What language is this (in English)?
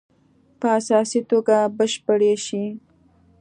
Pashto